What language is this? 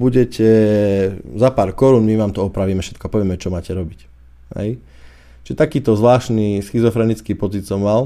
Slovak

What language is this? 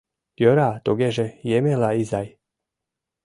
Mari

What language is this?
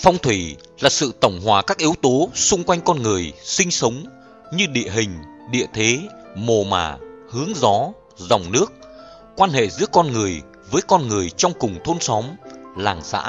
Vietnamese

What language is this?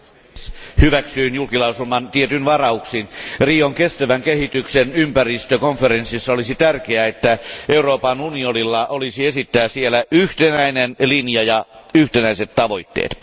Finnish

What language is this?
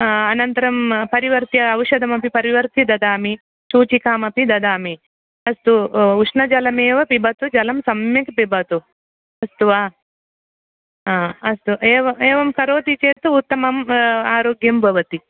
Sanskrit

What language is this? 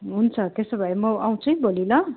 Nepali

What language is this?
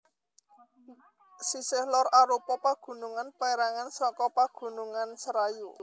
Javanese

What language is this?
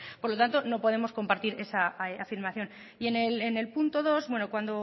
Spanish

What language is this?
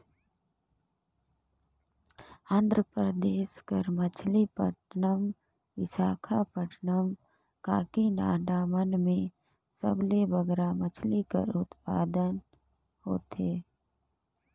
Chhattisgarhi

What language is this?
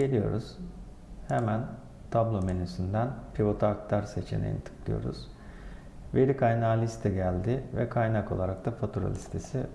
Turkish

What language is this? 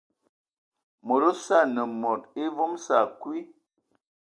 Ewondo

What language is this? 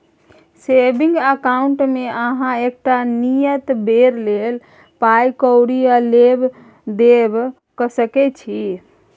Maithili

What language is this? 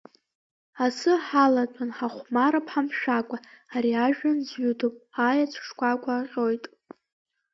Abkhazian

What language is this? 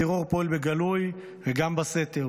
Hebrew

